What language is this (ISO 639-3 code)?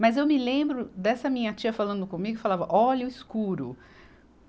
por